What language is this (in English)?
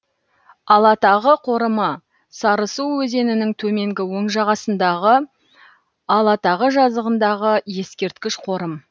Kazakh